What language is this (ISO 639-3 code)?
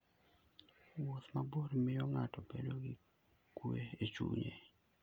luo